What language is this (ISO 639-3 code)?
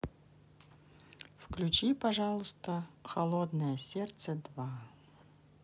rus